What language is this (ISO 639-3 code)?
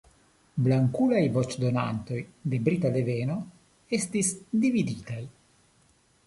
epo